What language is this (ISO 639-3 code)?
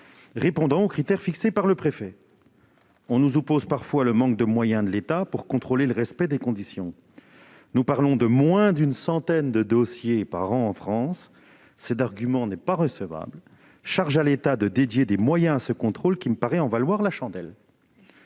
fra